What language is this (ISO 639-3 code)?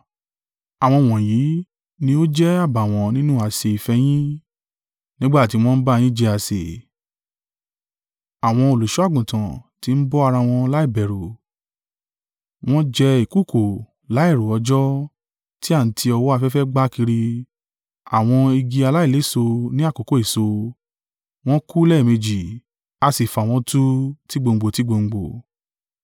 yor